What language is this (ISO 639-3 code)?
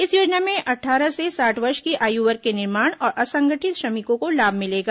hin